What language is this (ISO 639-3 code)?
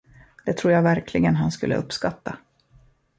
swe